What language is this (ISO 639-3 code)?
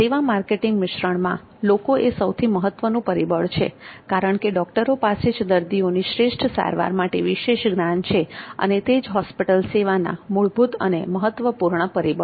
guj